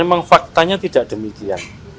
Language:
Indonesian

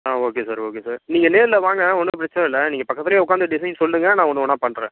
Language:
Tamil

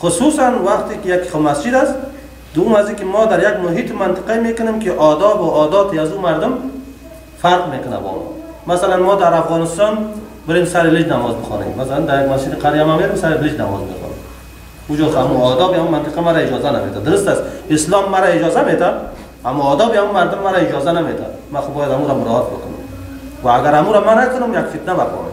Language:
Persian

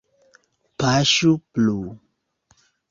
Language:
Esperanto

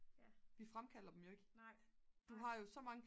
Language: Danish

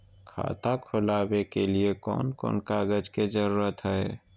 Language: Magahi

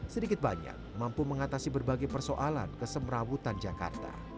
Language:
Indonesian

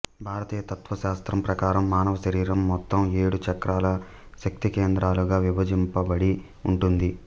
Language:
Telugu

